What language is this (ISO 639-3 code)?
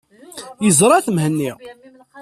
kab